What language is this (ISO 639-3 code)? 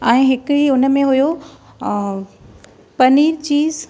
snd